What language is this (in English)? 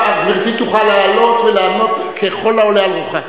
Hebrew